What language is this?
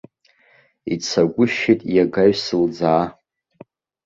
Abkhazian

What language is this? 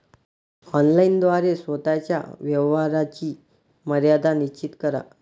Marathi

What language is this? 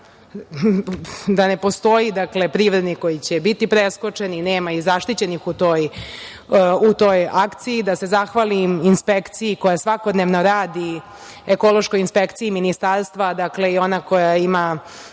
Serbian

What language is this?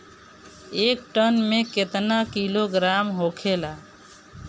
Bhojpuri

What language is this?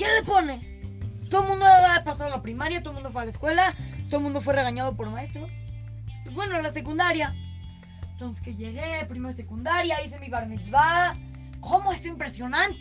Spanish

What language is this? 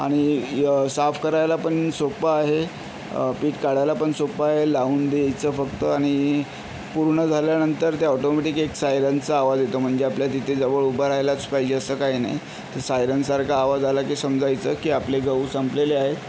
Marathi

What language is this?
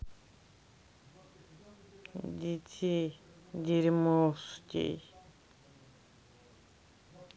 Russian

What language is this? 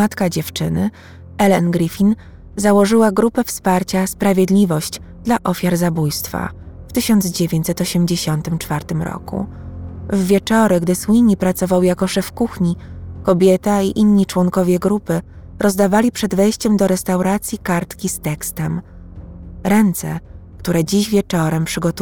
Polish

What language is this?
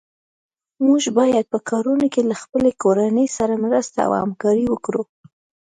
Pashto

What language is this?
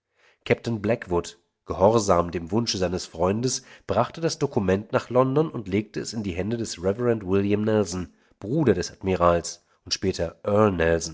German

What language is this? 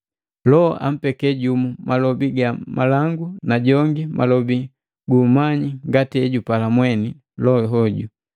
Matengo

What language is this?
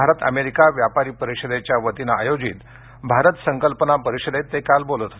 Marathi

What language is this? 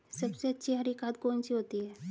Hindi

